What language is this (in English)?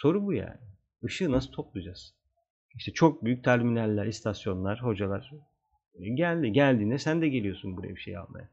Turkish